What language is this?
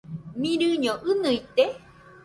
Nüpode Huitoto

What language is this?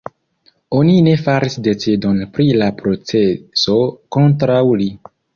Esperanto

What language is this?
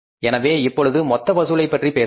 Tamil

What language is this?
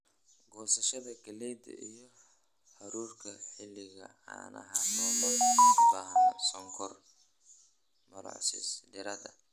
Somali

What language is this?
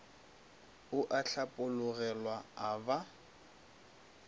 Northern Sotho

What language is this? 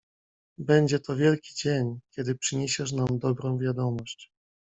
Polish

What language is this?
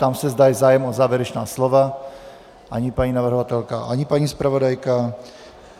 Czech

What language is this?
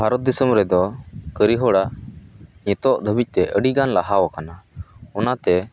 Santali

